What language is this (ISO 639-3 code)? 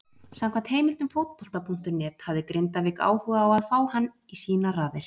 isl